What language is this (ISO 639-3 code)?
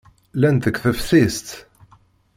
kab